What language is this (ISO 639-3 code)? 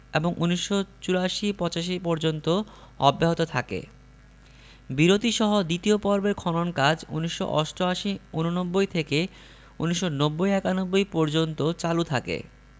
ben